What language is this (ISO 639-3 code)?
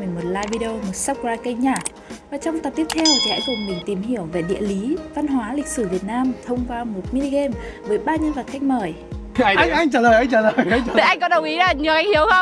vie